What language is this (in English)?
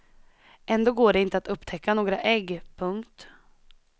Swedish